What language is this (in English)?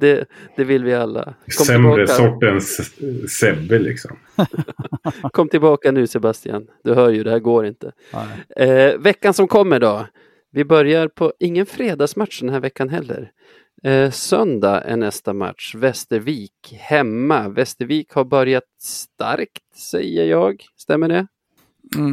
Swedish